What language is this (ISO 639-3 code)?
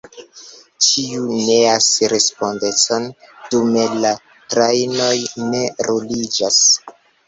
epo